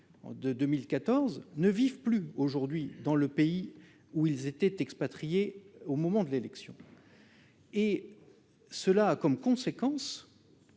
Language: French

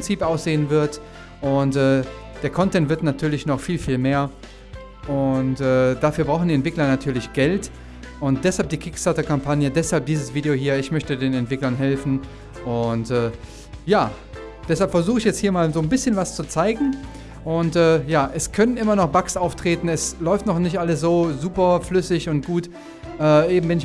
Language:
German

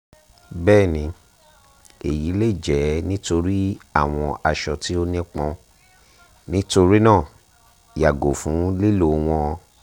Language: Yoruba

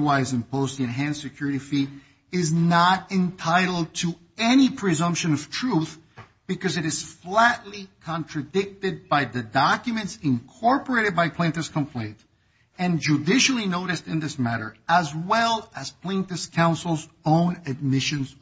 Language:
English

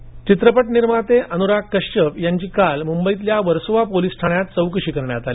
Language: Marathi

